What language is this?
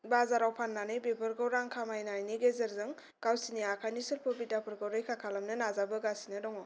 Bodo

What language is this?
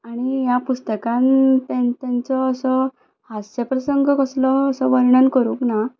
Konkani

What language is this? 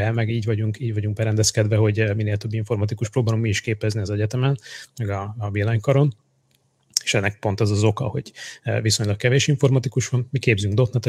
Hungarian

